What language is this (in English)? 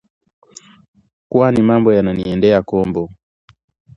Swahili